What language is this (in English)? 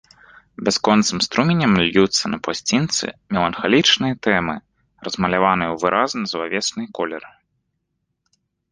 Belarusian